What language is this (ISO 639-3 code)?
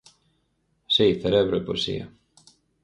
glg